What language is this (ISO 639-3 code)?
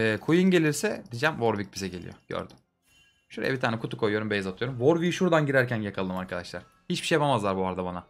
tur